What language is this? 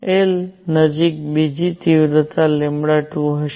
Gujarati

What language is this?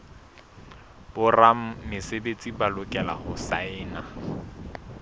Southern Sotho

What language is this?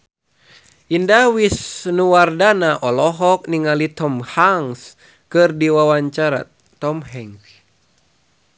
Sundanese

